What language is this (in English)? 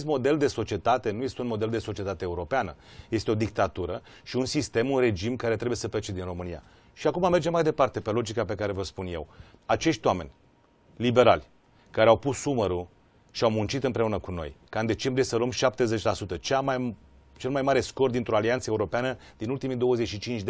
Romanian